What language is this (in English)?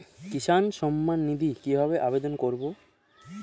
Bangla